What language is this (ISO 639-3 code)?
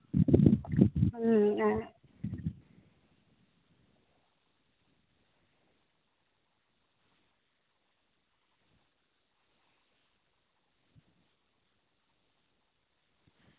sat